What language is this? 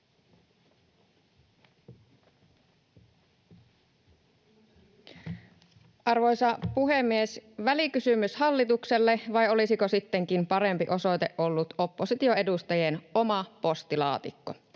Finnish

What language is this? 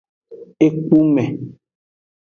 Aja (Benin)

